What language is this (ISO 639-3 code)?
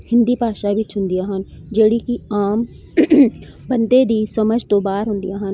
pan